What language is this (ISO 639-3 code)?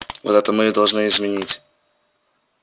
rus